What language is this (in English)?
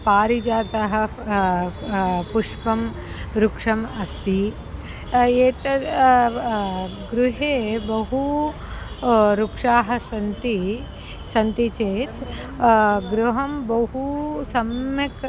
Sanskrit